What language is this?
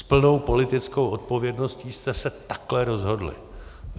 Czech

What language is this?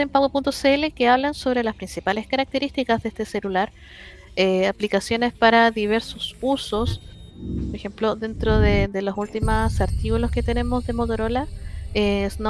Spanish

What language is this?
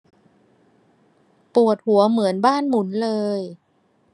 Thai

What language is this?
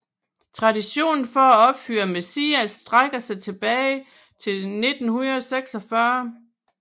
Danish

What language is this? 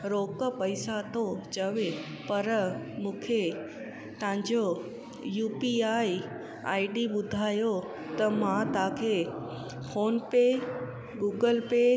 Sindhi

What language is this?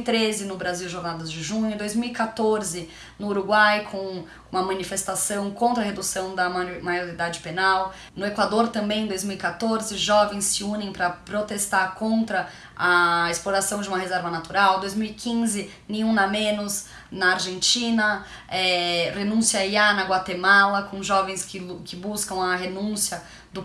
Portuguese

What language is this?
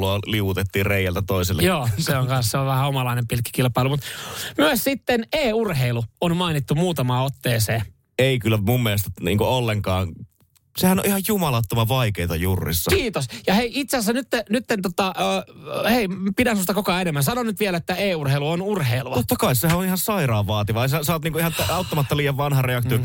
Finnish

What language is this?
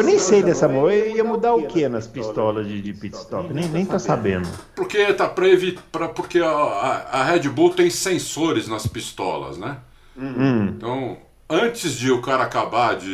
Portuguese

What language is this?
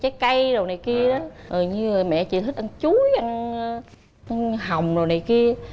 Vietnamese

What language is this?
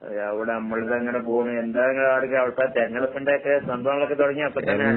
Malayalam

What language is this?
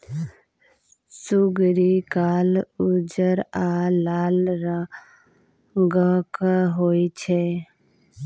Maithili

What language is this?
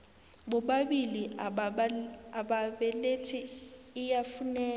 South Ndebele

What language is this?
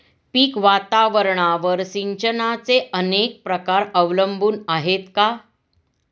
Marathi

